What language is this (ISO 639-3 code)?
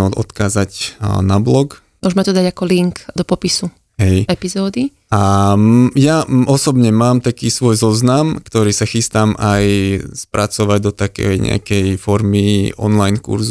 slk